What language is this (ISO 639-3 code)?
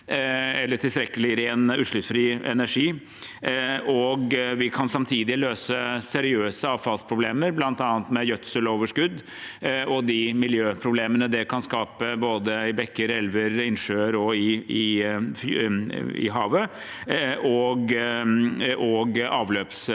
nor